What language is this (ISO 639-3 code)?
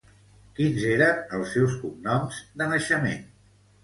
cat